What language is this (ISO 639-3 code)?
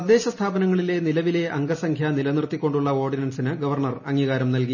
mal